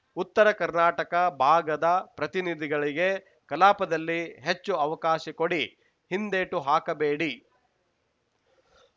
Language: Kannada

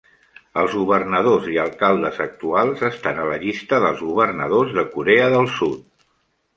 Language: Catalan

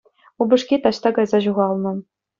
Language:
Chuvash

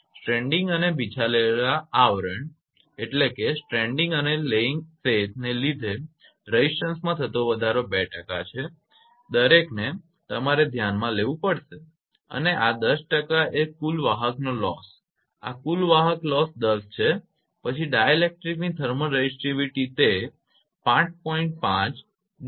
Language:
Gujarati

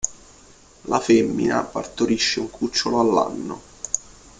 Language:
Italian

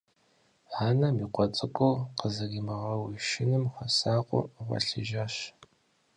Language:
Kabardian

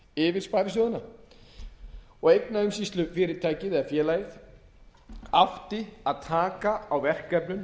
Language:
Icelandic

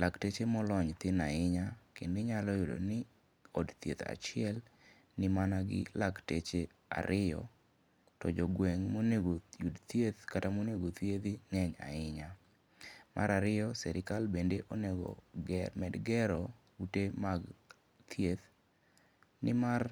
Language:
Luo (Kenya and Tanzania)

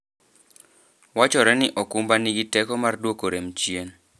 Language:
Luo (Kenya and Tanzania)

